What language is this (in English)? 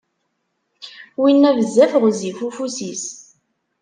Kabyle